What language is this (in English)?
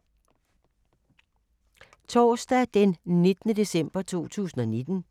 Danish